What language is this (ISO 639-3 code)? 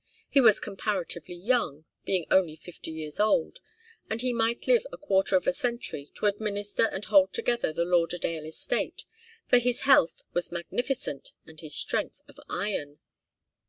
eng